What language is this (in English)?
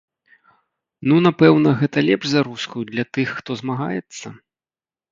Belarusian